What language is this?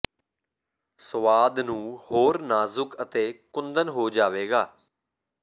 Punjabi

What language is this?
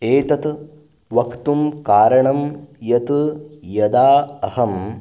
Sanskrit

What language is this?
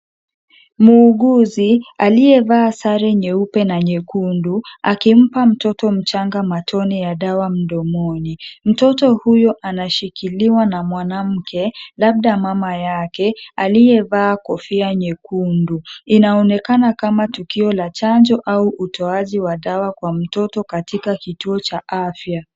Swahili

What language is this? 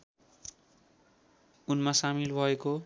Nepali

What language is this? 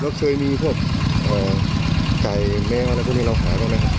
Thai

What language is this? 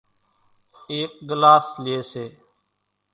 Kachi Koli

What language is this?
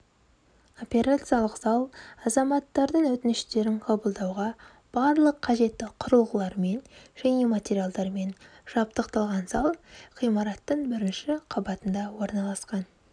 Kazakh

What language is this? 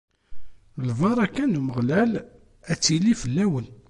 Kabyle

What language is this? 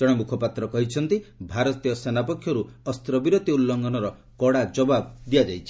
Odia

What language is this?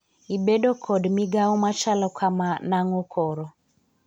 Luo (Kenya and Tanzania)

